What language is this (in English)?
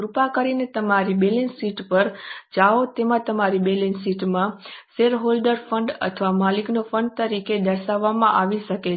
Gujarati